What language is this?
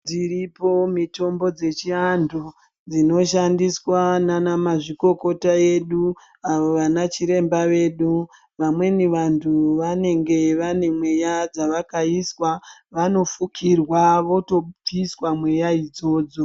Ndau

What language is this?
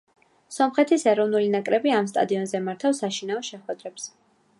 Georgian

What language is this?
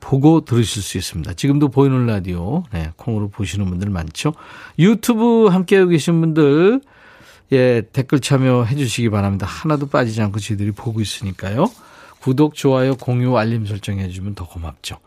Korean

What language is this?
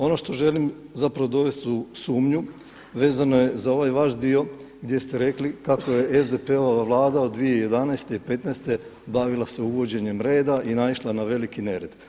Croatian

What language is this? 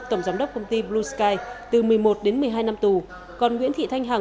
Vietnamese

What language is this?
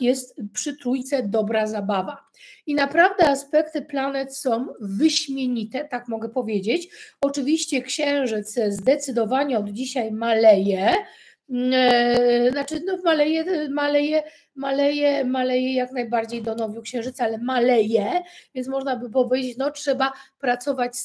Polish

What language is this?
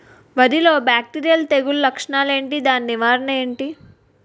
Telugu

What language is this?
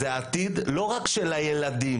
Hebrew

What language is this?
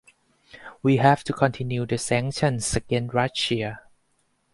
English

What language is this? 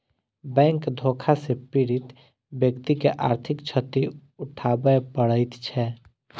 Maithili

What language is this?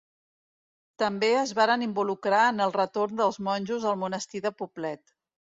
Catalan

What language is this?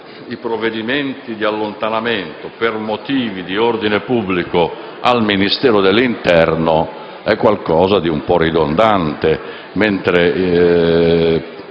Italian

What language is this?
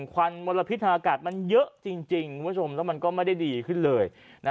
Thai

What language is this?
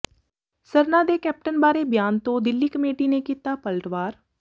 Punjabi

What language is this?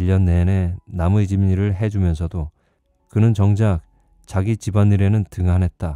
Korean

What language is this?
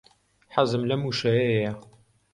Central Kurdish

